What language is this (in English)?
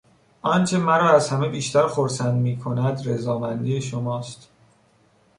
Persian